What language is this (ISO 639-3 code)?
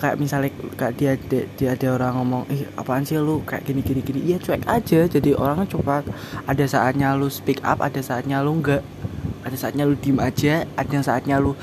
ind